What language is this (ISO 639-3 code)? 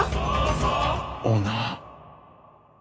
jpn